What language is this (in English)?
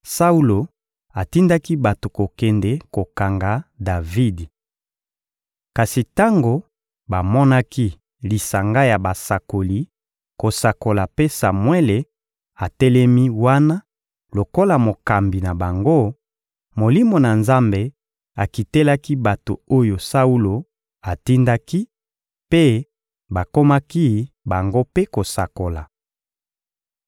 Lingala